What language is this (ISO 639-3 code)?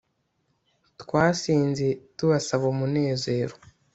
kin